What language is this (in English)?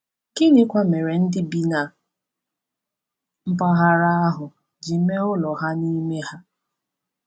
Igbo